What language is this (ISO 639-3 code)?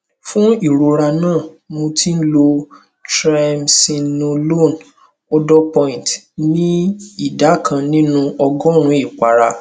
yor